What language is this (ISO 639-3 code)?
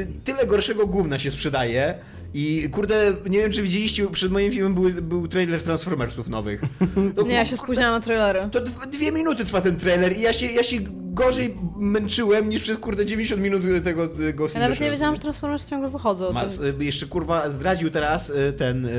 pol